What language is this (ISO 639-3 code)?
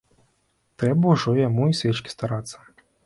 bel